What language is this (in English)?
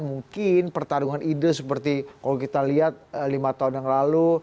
Indonesian